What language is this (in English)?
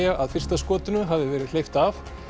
Icelandic